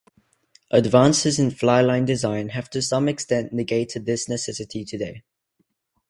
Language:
English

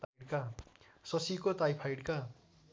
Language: Nepali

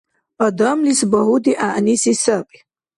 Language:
Dargwa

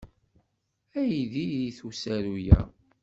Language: Kabyle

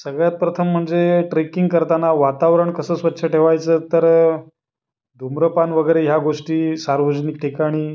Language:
Marathi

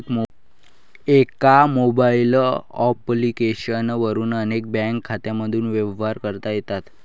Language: Marathi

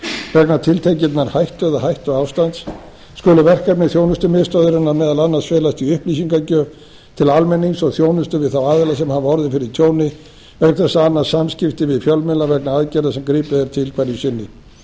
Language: Icelandic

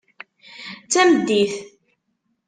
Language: Kabyle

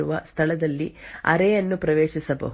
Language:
Kannada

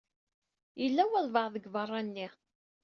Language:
Kabyle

